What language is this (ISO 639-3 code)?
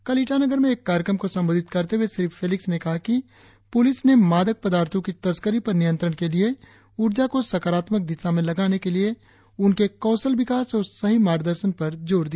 hin